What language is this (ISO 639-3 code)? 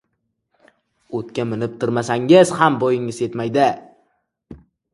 uzb